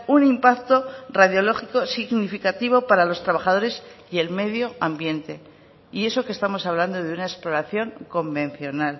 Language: Spanish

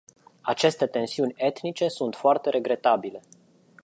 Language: Romanian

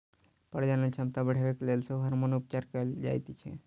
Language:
Maithili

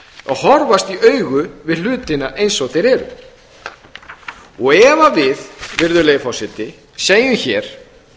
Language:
Icelandic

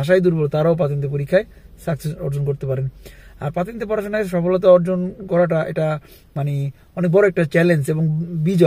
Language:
Romanian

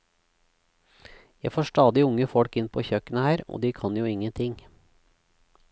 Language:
Norwegian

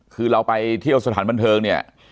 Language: Thai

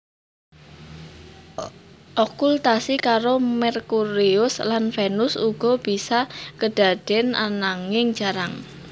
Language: Javanese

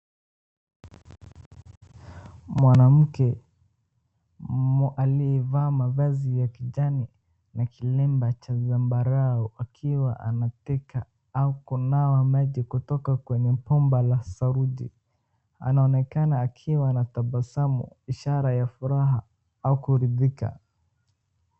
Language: Swahili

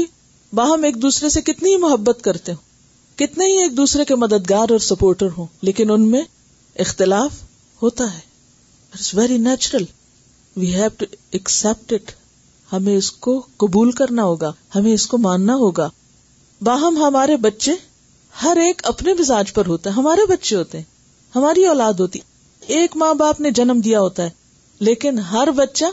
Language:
Urdu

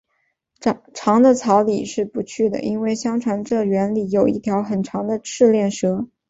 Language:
Chinese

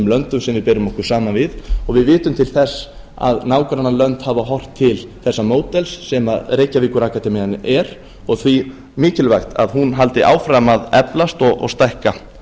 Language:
Icelandic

